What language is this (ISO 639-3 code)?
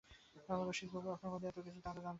ben